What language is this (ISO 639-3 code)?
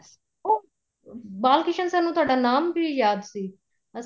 pan